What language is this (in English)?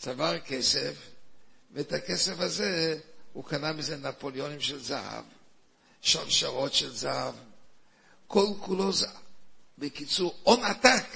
Hebrew